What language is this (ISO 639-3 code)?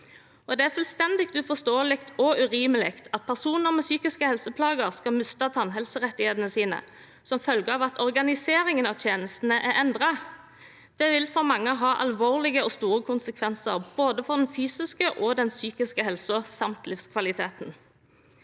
nor